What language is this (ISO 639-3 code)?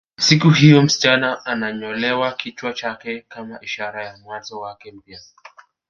swa